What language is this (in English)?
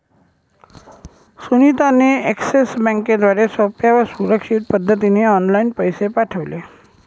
Marathi